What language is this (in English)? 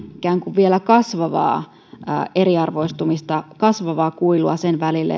Finnish